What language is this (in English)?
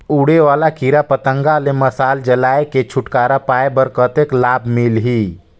Chhattisgarhi